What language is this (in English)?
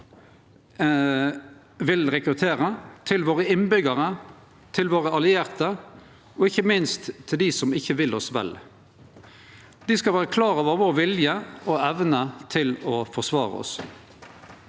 Norwegian